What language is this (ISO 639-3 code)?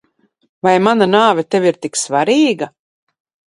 lav